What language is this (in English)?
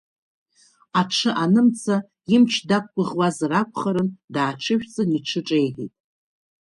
Abkhazian